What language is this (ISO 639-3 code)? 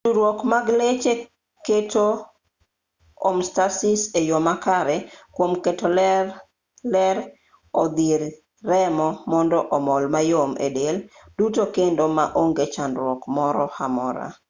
luo